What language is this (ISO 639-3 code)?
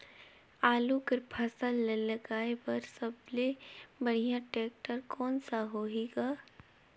hne